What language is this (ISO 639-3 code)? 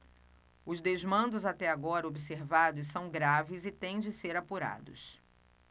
por